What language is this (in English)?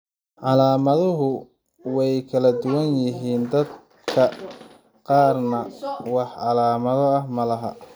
Somali